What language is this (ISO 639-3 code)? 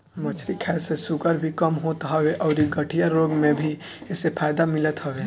bho